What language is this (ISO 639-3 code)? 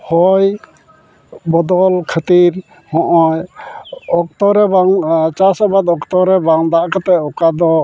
sat